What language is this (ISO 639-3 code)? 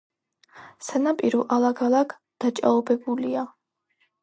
kat